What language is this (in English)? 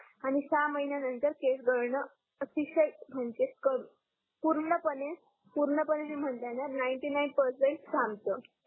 Marathi